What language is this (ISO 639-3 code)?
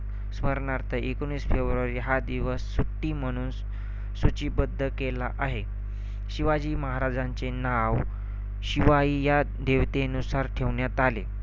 mar